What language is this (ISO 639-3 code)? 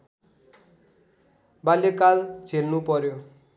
nep